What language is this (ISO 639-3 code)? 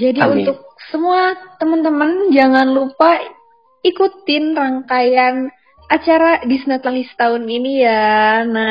ind